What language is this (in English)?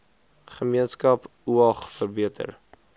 Afrikaans